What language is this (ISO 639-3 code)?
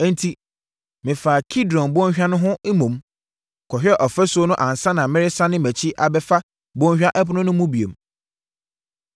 aka